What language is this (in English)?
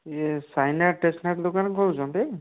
Odia